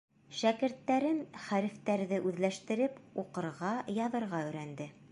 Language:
Bashkir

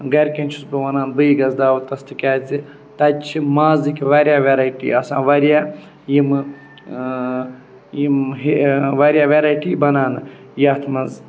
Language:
Kashmiri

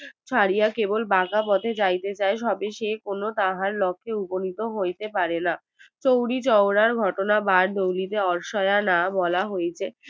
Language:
Bangla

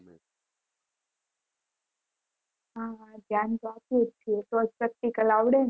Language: Gujarati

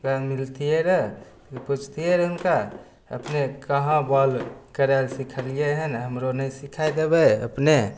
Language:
Maithili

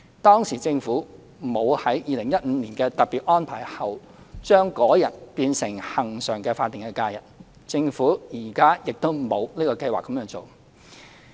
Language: Cantonese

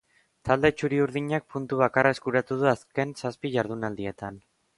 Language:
Basque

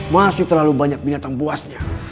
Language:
Indonesian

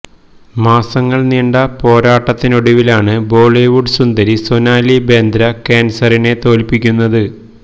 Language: Malayalam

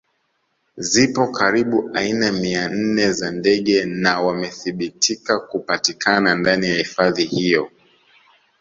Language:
Swahili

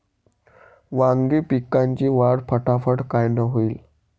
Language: Marathi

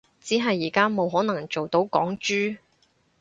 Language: Cantonese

